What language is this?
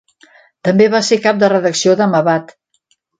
Catalan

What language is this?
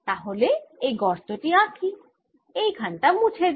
Bangla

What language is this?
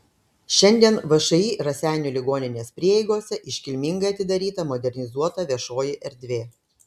Lithuanian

